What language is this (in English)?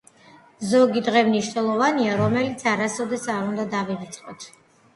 Georgian